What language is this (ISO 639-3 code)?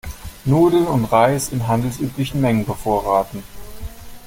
deu